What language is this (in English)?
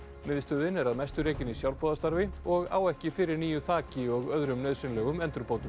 Icelandic